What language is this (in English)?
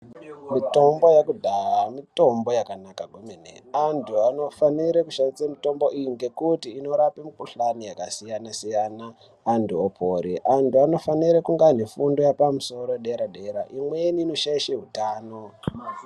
Ndau